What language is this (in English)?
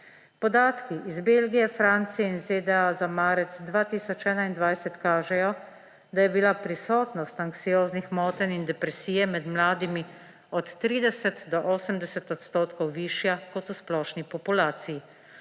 Slovenian